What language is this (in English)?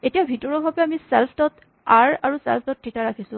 Assamese